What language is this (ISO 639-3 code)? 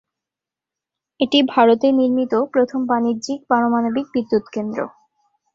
ben